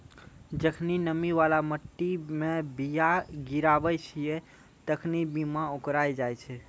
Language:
Maithili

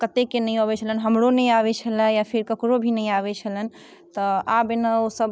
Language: Maithili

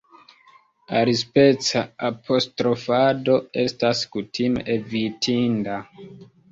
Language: Esperanto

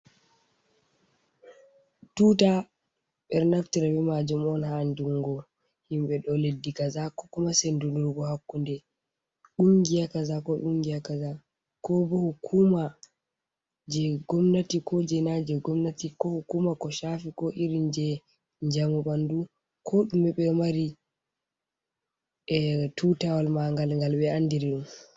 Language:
Fula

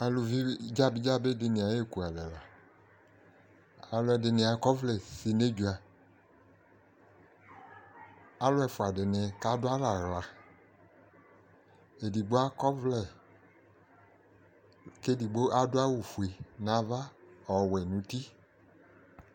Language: Ikposo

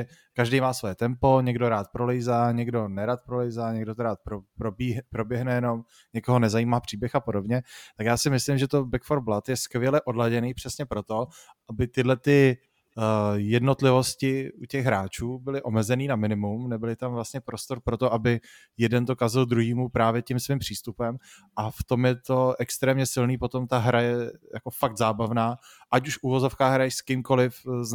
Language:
Czech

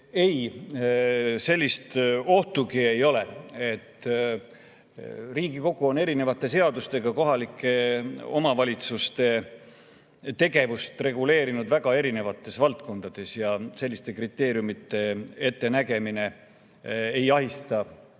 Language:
Estonian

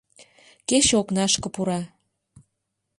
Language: Mari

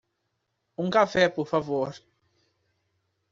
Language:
Portuguese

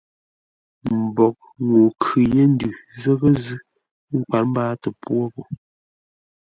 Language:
Ngombale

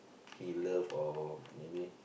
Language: English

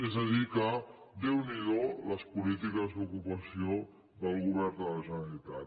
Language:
Catalan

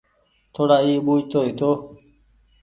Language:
Goaria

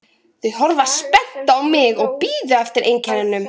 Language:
Icelandic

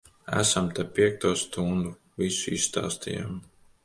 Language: Latvian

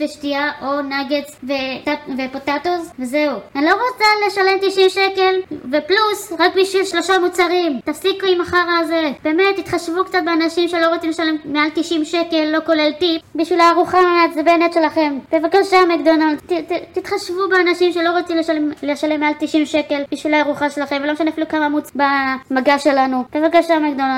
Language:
Hebrew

